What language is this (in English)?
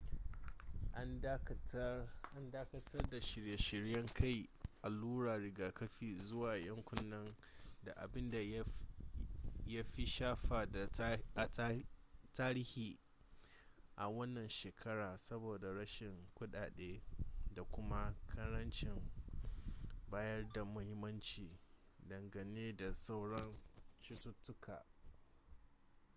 Hausa